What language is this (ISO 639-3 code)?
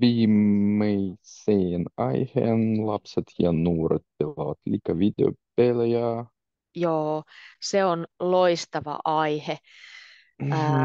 fin